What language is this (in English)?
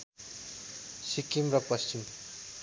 Nepali